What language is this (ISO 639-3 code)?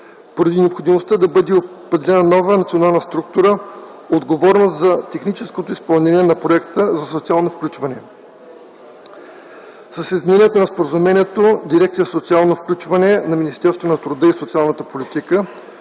bul